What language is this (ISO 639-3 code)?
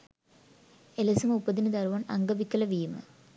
sin